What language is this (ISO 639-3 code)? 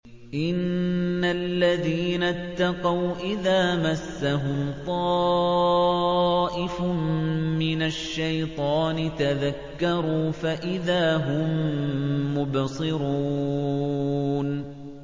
ara